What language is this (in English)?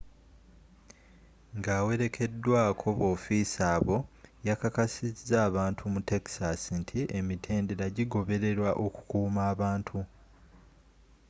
Ganda